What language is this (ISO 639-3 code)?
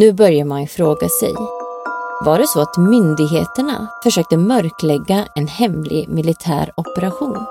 swe